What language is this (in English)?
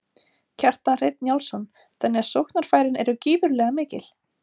Icelandic